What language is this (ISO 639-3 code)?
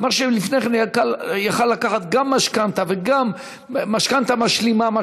heb